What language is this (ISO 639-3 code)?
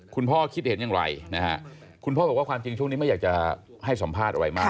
tha